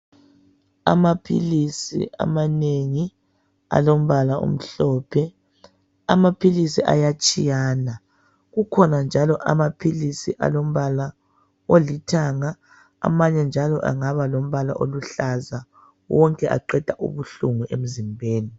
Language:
North Ndebele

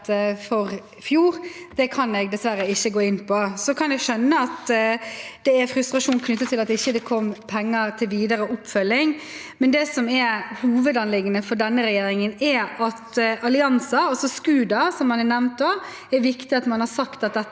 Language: Norwegian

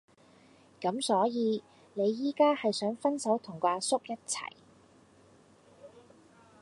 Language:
Cantonese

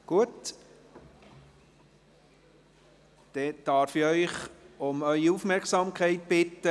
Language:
Swiss German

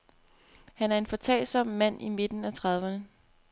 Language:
Danish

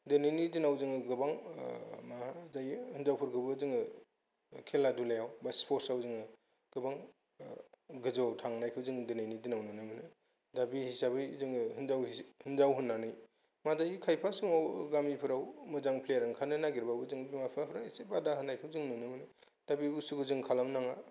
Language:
Bodo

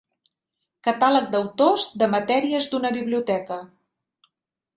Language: Catalan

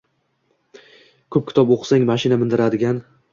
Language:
Uzbek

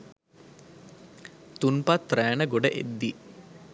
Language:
Sinhala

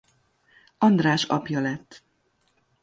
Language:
Hungarian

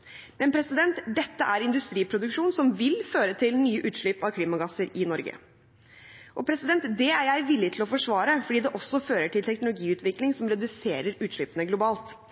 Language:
Norwegian Bokmål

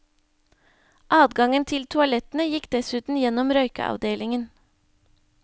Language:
Norwegian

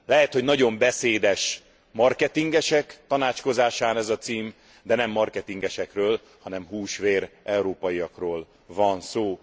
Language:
Hungarian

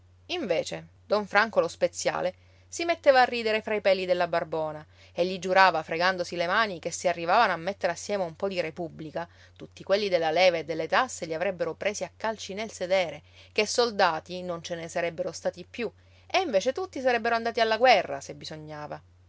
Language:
Italian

